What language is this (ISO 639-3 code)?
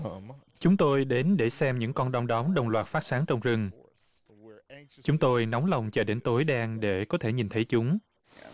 vie